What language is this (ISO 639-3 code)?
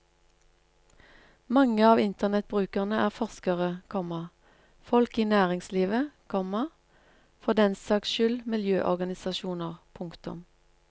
nor